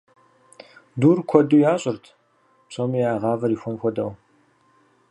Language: Kabardian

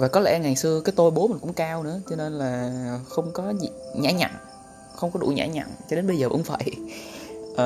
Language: Vietnamese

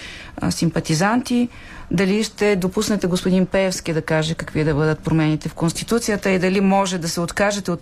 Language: Bulgarian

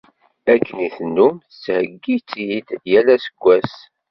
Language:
Kabyle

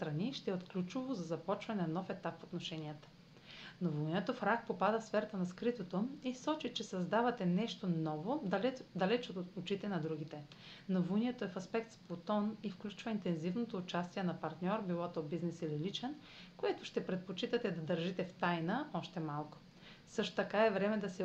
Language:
Bulgarian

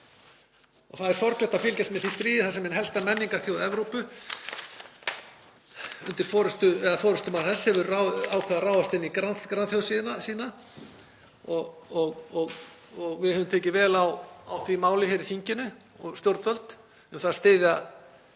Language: Icelandic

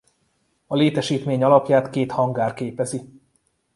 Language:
Hungarian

